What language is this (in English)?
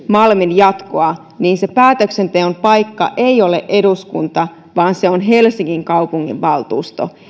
Finnish